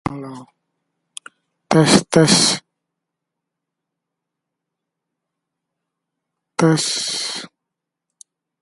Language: Indonesian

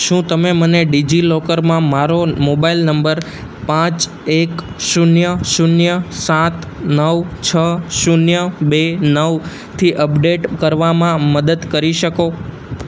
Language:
Gujarati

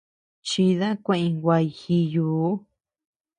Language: Tepeuxila Cuicatec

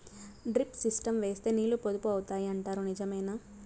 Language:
Telugu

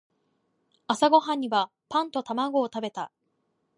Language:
Japanese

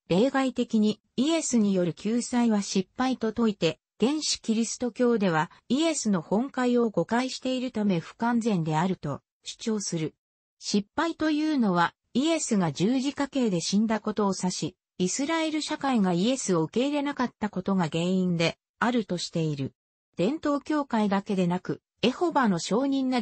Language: Japanese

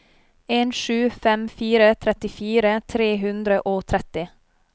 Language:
Norwegian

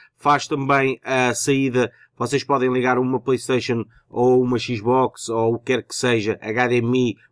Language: Portuguese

